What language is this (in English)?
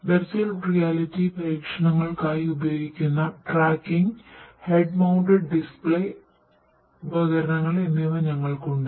Malayalam